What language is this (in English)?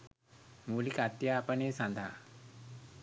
Sinhala